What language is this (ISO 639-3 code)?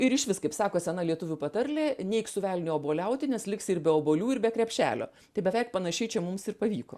lit